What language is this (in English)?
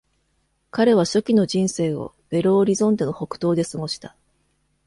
Japanese